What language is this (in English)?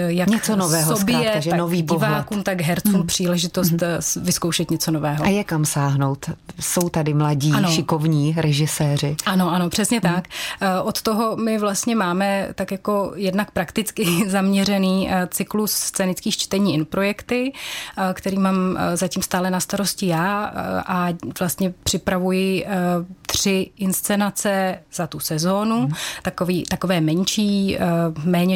Czech